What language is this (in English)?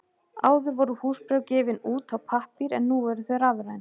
Icelandic